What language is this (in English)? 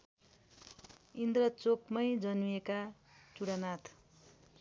Nepali